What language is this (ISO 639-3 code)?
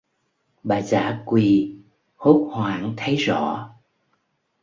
vie